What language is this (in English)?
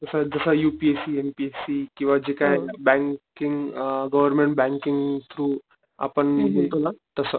Marathi